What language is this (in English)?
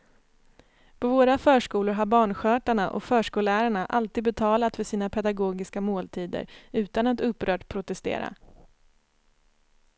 Swedish